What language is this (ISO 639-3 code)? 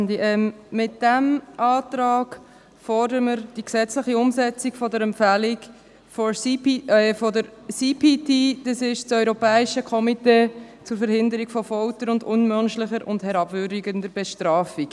gsw